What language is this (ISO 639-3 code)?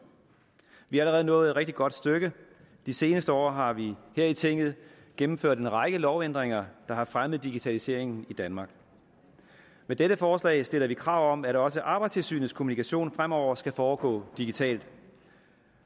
dan